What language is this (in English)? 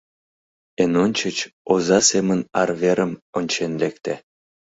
Mari